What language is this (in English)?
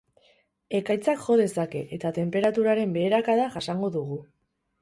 Basque